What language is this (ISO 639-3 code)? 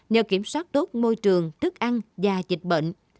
vie